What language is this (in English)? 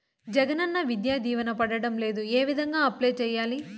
Telugu